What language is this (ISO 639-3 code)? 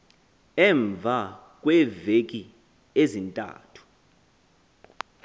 xho